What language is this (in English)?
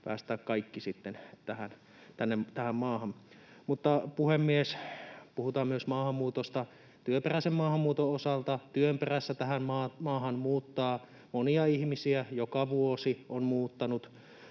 Finnish